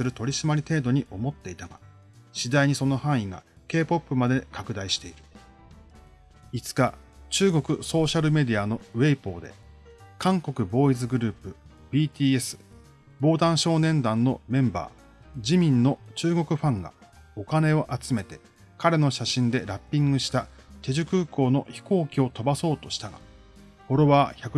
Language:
Japanese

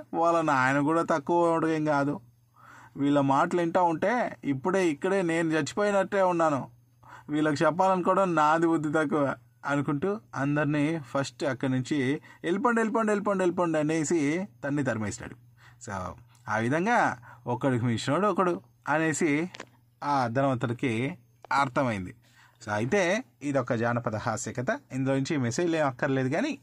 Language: Telugu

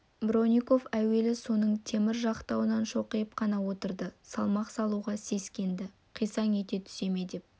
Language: Kazakh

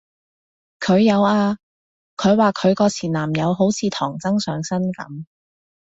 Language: Cantonese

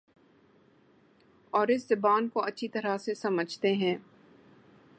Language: Urdu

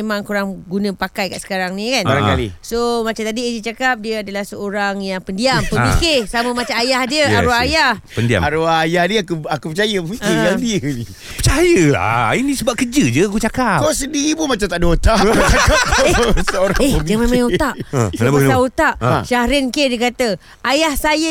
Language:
Malay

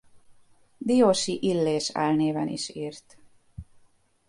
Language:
Hungarian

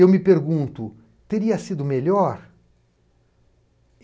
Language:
Portuguese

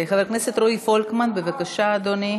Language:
Hebrew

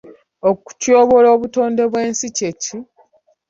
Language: Ganda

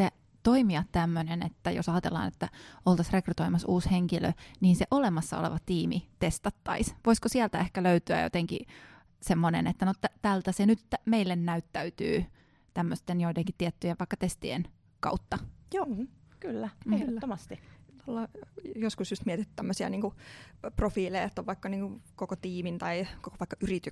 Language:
Finnish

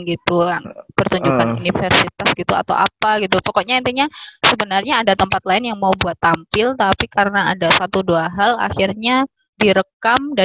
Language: Indonesian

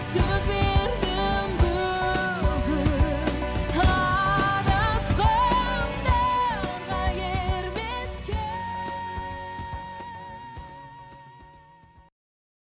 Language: Kazakh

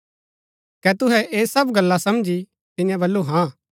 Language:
Gaddi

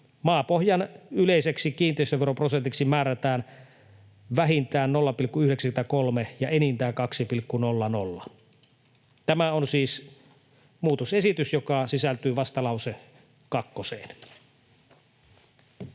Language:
Finnish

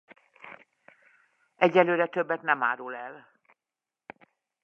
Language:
Hungarian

